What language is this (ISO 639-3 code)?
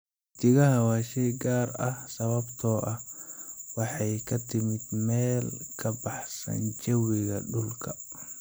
som